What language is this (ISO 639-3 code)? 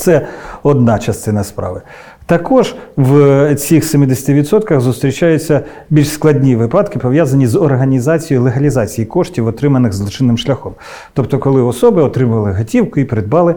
ukr